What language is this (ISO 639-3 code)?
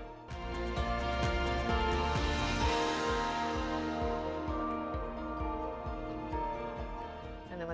ind